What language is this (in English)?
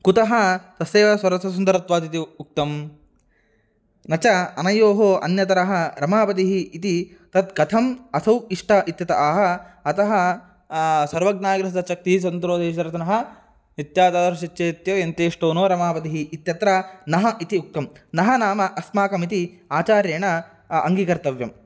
Sanskrit